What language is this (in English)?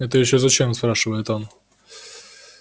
Russian